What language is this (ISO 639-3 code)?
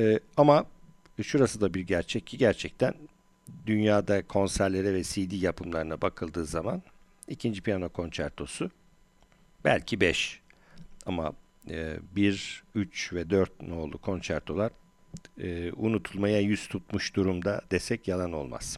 tur